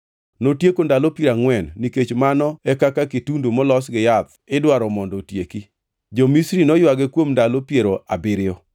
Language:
Luo (Kenya and Tanzania)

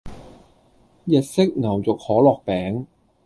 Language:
Cantonese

